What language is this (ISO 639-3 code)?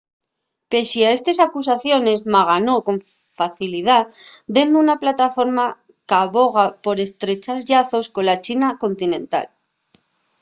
ast